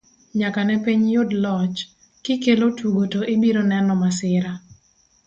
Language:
Luo (Kenya and Tanzania)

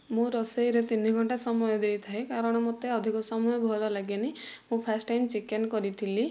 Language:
Odia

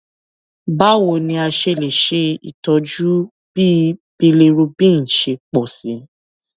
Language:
Yoruba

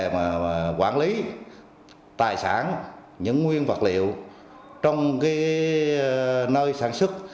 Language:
Vietnamese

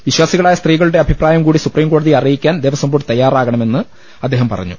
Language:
Malayalam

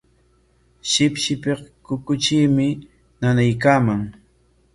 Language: Corongo Ancash Quechua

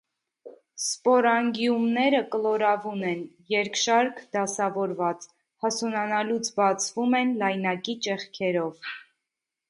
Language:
Armenian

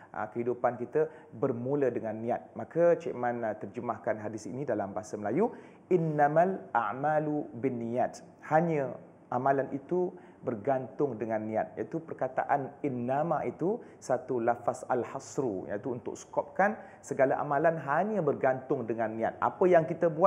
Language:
Malay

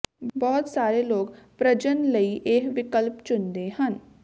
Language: Punjabi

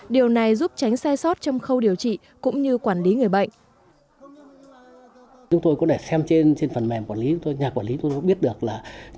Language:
Vietnamese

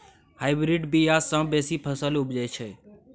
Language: Maithili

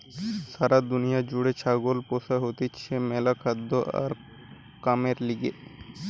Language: Bangla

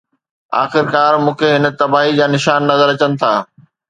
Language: Sindhi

